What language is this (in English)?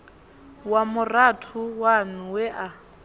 Venda